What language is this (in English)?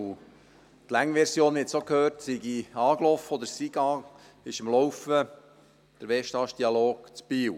Swiss German